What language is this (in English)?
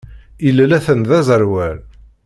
Kabyle